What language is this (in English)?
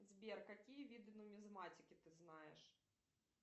Russian